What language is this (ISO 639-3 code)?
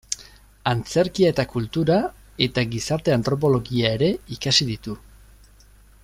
eus